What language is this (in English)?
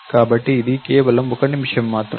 Telugu